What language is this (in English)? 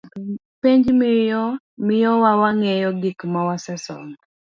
Luo (Kenya and Tanzania)